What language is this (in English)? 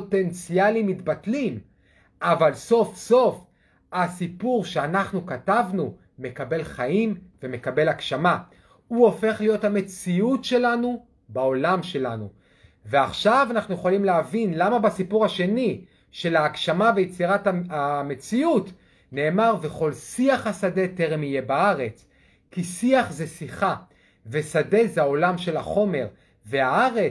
Hebrew